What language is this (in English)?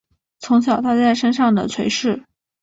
Chinese